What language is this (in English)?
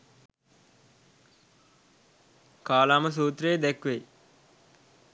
Sinhala